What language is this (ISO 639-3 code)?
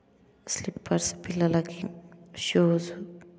tel